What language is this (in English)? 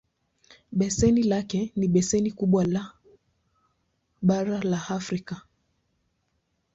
Swahili